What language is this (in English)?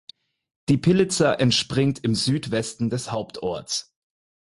German